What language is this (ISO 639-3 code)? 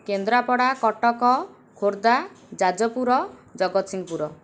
ori